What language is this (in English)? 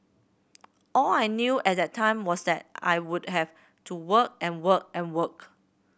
English